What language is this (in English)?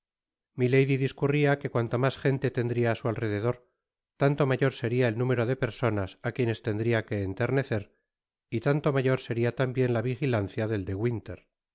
Spanish